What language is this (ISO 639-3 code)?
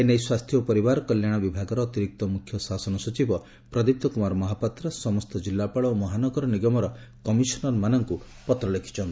ori